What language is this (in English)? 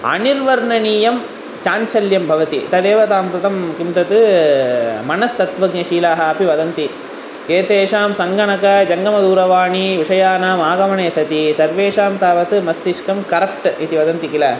Sanskrit